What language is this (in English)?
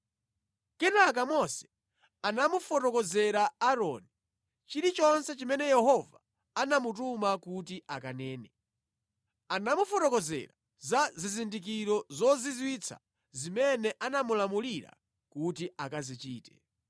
Nyanja